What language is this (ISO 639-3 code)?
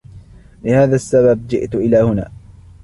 ara